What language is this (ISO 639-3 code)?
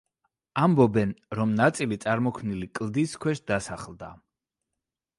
kat